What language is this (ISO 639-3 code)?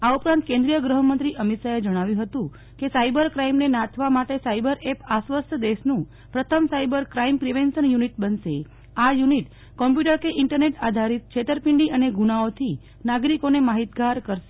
guj